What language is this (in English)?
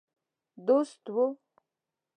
Pashto